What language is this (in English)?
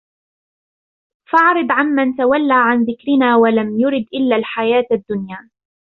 Arabic